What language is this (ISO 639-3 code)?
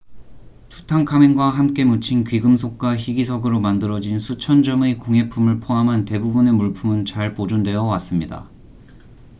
kor